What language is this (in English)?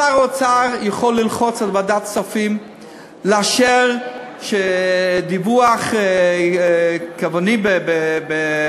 Hebrew